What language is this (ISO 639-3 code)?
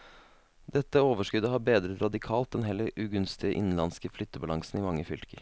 nor